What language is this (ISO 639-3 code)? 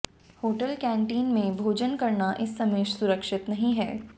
hin